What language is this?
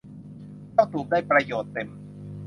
Thai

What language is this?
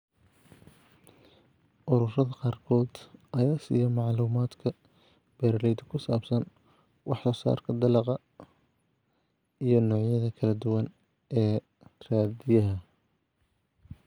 Somali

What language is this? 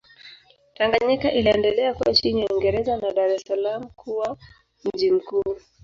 Swahili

